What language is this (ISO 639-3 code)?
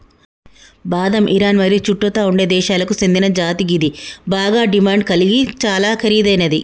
tel